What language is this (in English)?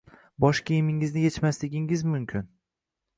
Uzbek